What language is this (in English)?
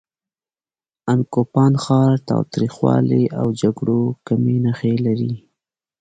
Pashto